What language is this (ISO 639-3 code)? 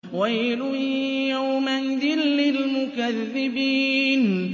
ara